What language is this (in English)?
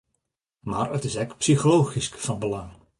Western Frisian